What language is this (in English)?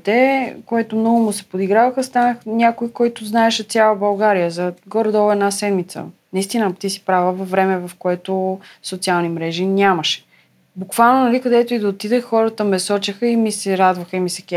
Bulgarian